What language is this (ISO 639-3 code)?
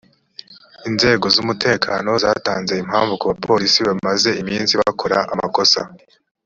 kin